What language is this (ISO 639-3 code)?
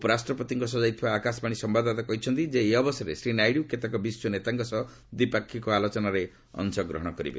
ori